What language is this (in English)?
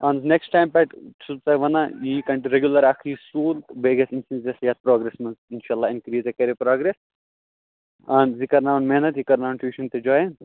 Kashmiri